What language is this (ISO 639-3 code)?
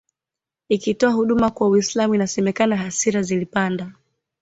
swa